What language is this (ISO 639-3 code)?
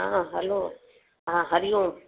snd